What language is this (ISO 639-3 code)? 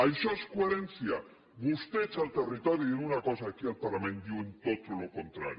cat